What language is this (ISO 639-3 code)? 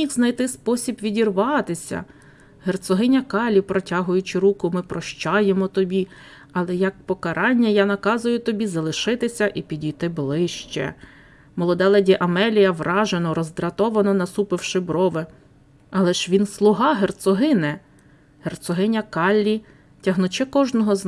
ukr